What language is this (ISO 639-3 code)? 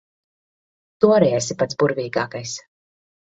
lav